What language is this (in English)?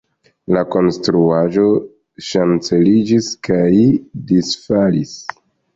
Esperanto